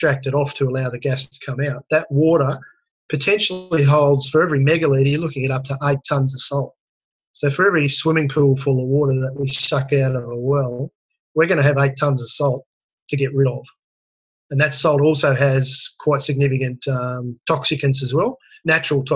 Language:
English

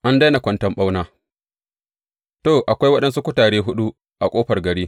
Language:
Hausa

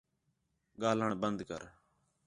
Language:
Khetrani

